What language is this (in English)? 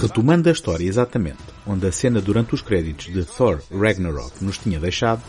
Portuguese